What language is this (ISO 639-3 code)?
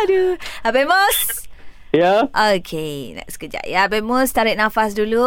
msa